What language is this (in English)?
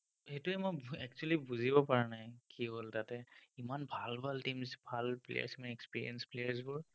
Assamese